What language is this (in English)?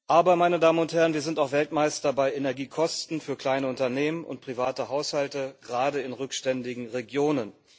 German